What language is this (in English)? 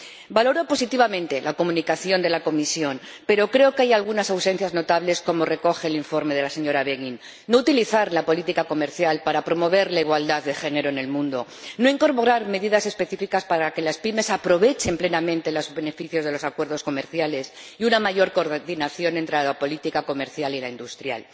Spanish